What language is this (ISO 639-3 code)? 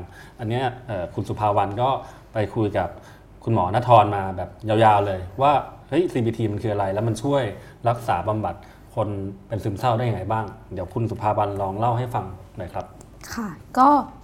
tha